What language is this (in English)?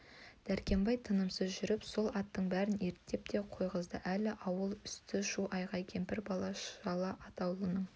Kazakh